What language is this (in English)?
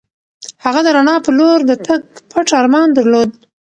Pashto